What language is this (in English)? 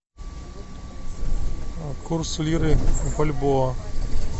Russian